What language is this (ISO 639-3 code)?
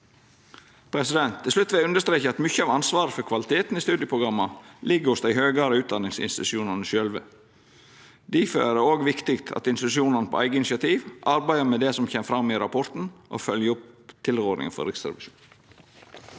nor